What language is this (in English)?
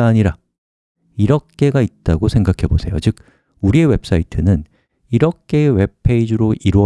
Korean